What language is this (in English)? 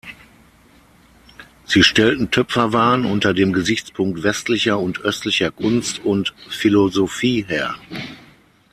German